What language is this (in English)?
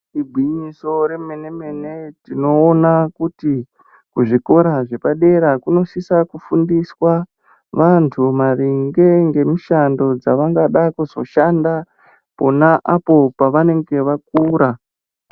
Ndau